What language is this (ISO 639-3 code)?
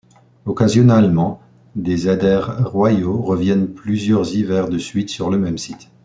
fra